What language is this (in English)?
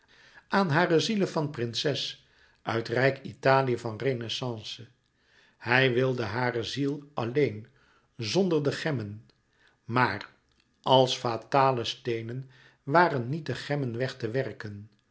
Dutch